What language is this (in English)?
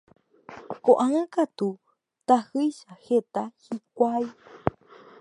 Guarani